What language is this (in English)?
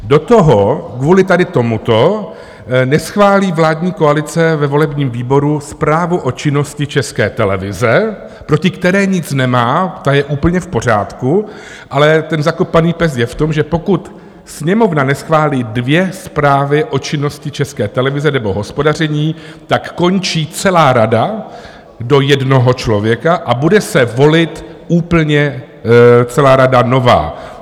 Czech